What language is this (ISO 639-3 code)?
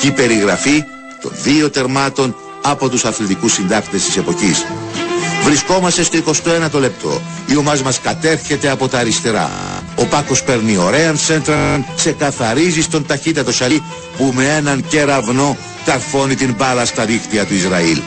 ell